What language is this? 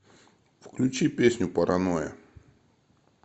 Russian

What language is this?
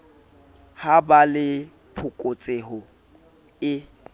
Southern Sotho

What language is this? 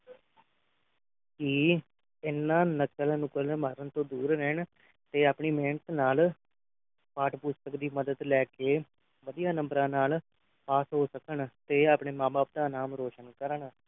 Punjabi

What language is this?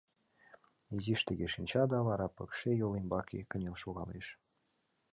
Mari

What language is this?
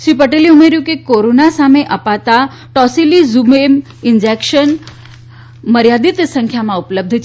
Gujarati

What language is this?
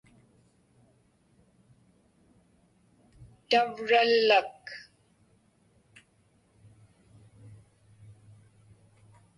Inupiaq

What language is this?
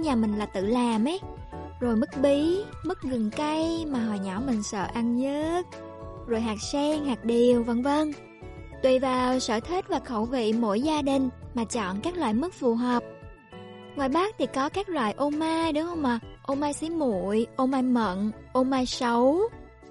Vietnamese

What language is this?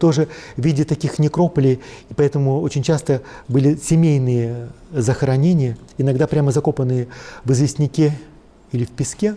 Russian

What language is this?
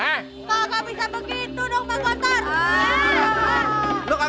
Indonesian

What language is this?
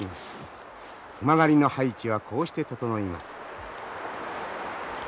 Japanese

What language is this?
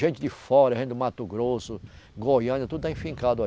Portuguese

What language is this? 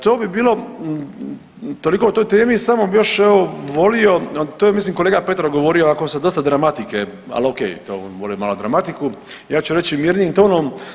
Croatian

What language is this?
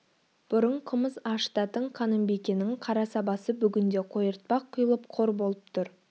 Kazakh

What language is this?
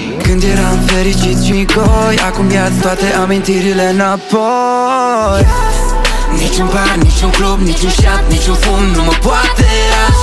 Romanian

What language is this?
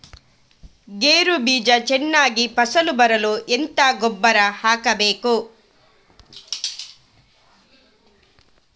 Kannada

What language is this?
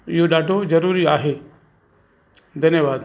Sindhi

